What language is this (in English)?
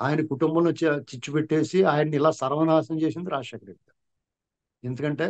Telugu